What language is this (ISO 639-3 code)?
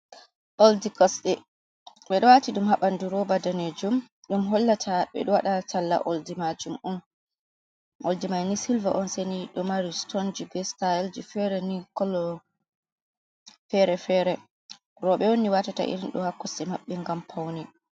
ful